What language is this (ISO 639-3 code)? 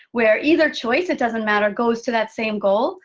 eng